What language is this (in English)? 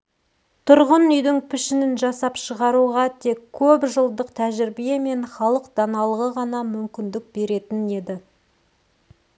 Kazakh